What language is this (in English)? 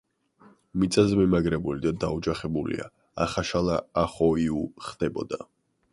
Georgian